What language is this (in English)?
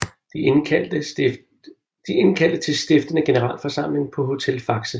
Danish